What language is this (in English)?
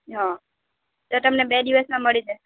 Gujarati